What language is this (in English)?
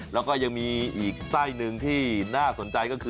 Thai